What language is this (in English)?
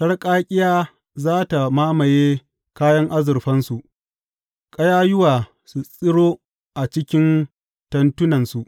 Hausa